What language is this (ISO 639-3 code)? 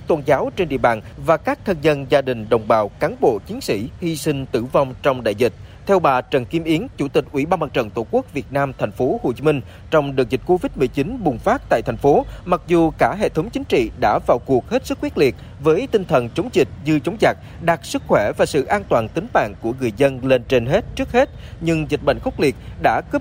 vie